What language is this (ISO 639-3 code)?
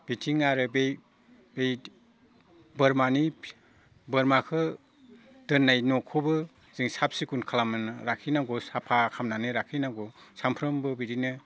brx